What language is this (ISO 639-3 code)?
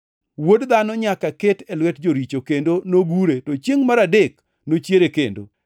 luo